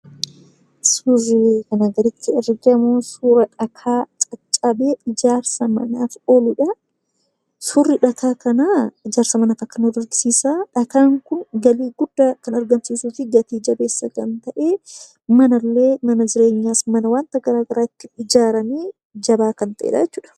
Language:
Oromo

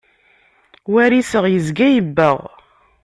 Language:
Kabyle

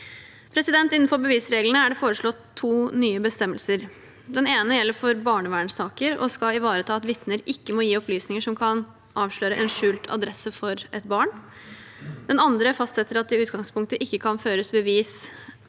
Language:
Norwegian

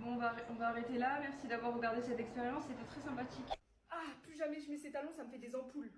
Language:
French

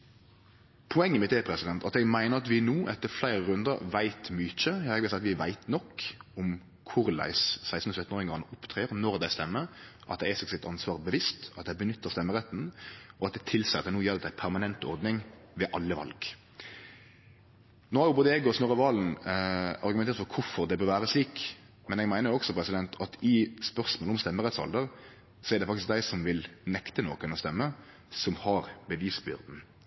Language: Norwegian Nynorsk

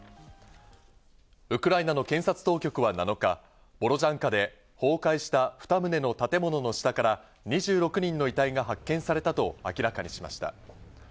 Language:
Japanese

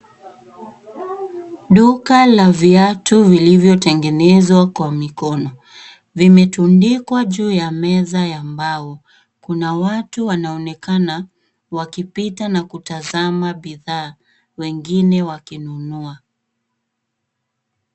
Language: Swahili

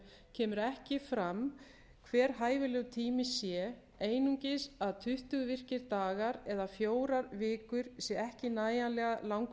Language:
Icelandic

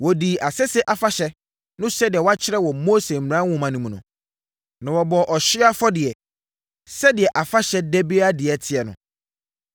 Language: Akan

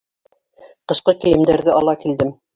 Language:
Bashkir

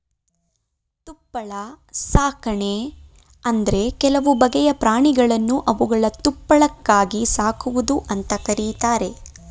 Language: Kannada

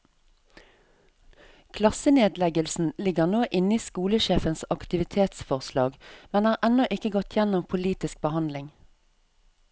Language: Norwegian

